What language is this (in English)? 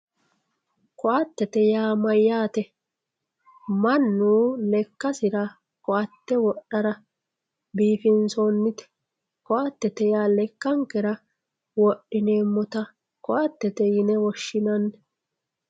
Sidamo